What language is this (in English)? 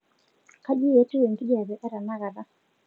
Masai